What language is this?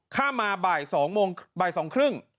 Thai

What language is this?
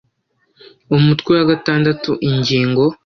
Kinyarwanda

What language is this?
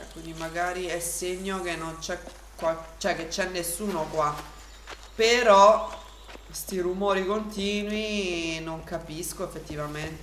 Italian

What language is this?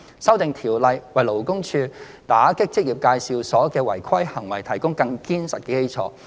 Cantonese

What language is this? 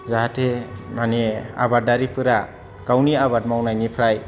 Bodo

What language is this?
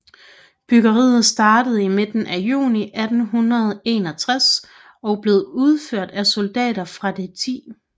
Danish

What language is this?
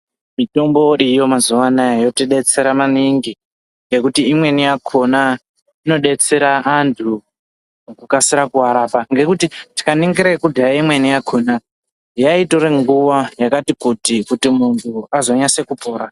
Ndau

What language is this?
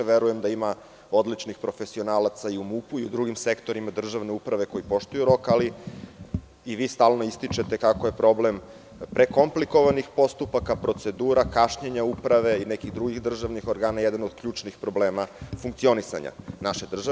Serbian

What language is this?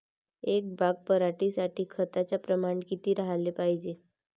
Marathi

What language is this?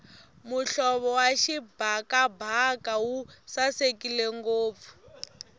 Tsonga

